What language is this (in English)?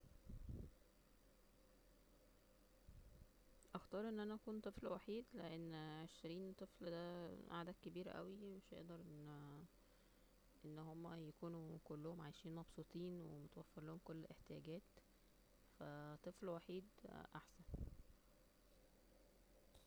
Egyptian Arabic